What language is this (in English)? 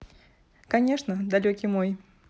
Russian